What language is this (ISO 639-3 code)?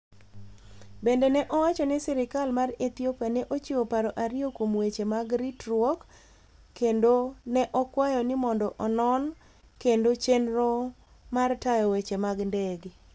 luo